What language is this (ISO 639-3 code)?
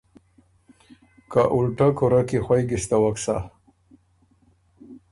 oru